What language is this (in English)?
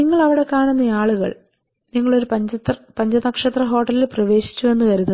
Malayalam